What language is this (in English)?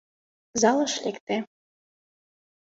Mari